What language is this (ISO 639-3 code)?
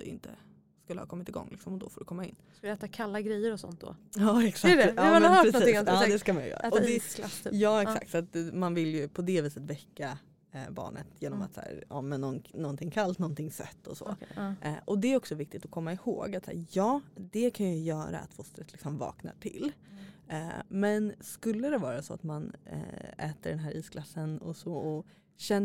swe